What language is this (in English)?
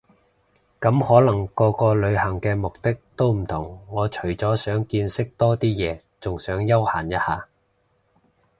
Cantonese